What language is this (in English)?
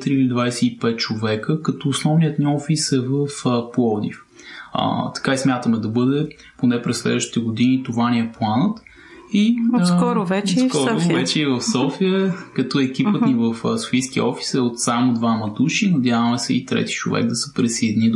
Bulgarian